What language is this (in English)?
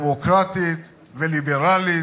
Hebrew